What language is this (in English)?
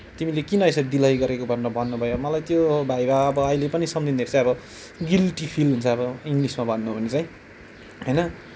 Nepali